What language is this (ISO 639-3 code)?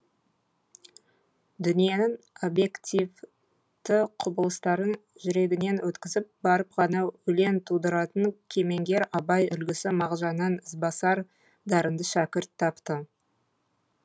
kaz